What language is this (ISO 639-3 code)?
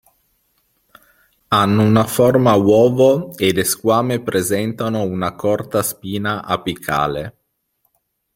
ita